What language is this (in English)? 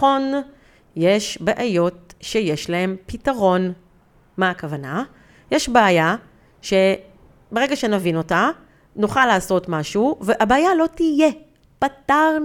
Hebrew